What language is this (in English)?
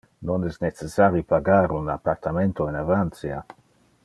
Interlingua